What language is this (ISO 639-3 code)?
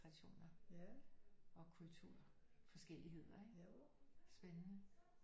dan